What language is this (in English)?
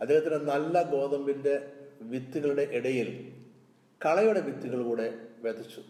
Malayalam